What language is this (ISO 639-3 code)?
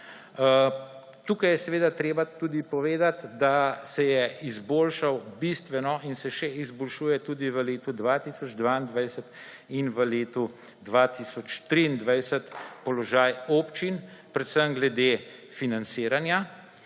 slv